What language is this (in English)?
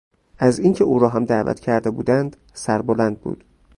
Persian